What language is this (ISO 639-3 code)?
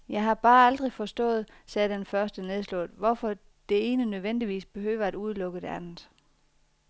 dan